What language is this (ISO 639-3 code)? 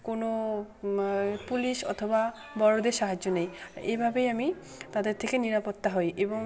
ben